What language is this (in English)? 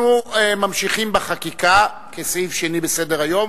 Hebrew